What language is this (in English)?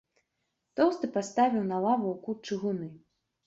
Belarusian